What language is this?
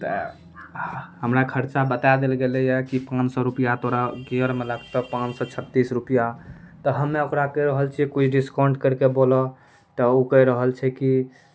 Maithili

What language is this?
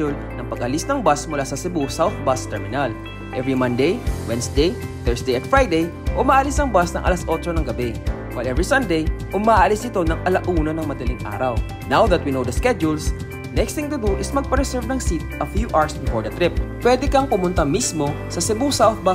Filipino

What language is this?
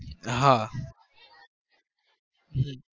Gujarati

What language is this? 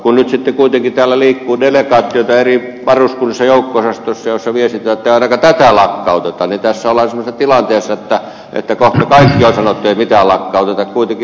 Finnish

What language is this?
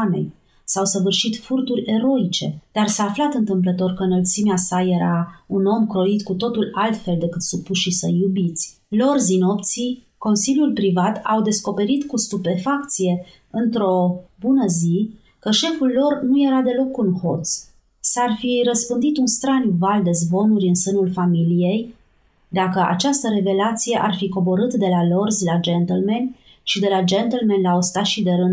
Romanian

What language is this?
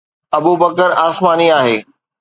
Sindhi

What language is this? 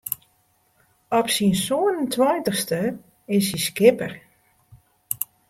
Western Frisian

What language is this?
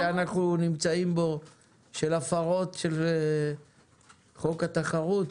Hebrew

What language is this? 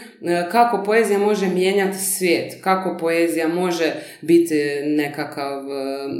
Croatian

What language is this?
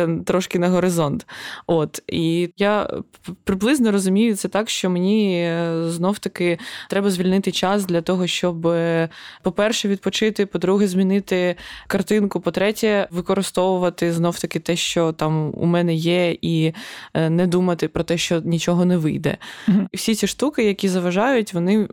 Ukrainian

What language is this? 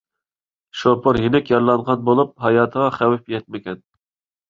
Uyghur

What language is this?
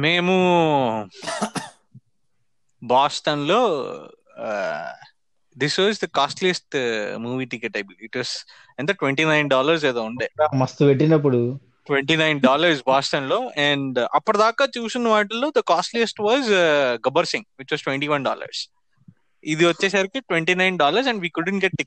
Telugu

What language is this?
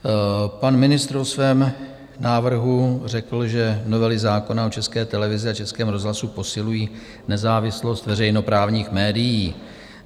Czech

